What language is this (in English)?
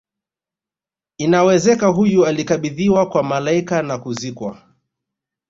Swahili